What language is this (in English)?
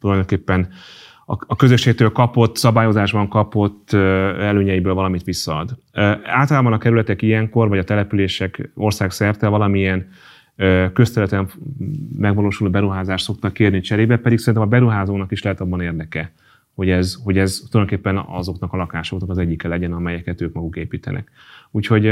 Hungarian